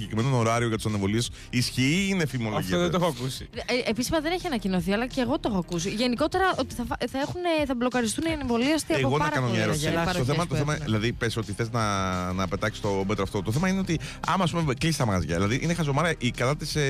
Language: Greek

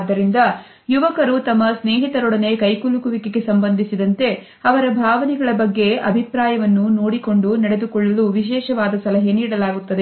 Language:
Kannada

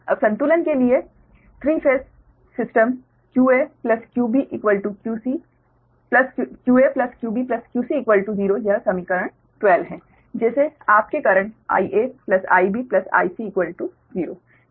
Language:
Hindi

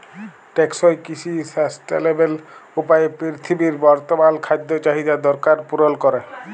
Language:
Bangla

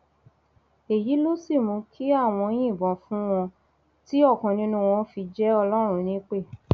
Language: Yoruba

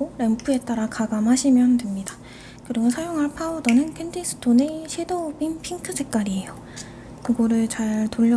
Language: Korean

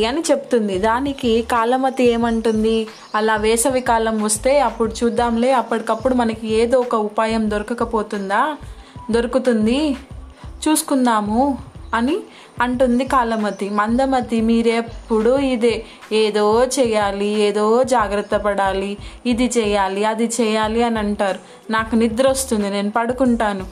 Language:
Telugu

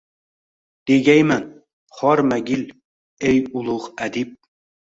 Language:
Uzbek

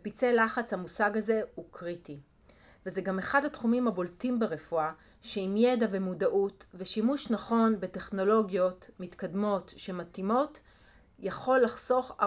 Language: Hebrew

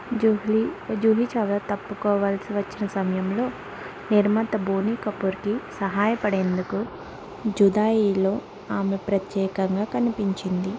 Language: Telugu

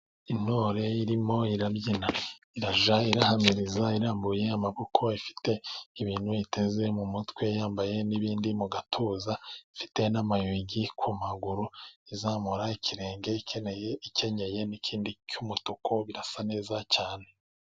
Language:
Kinyarwanda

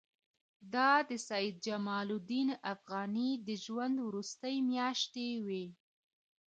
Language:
Pashto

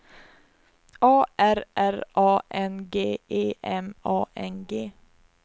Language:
Swedish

